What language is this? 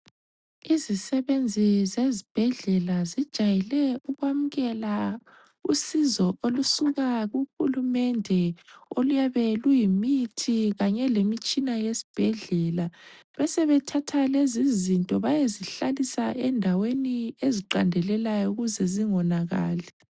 North Ndebele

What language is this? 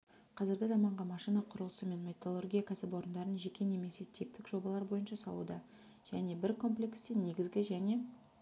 Kazakh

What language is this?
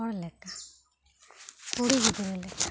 Santali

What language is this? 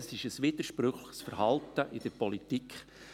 Swiss German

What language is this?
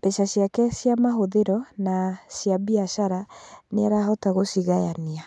Kikuyu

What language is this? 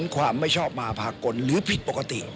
Thai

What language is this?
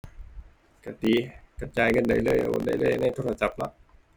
Thai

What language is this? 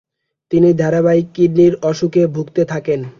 Bangla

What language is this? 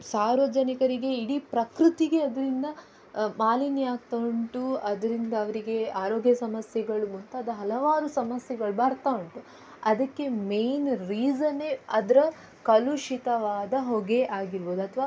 Kannada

